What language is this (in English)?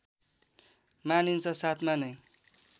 Nepali